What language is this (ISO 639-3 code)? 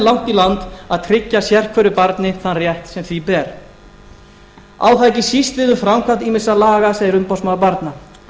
isl